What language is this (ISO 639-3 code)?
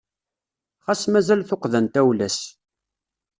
kab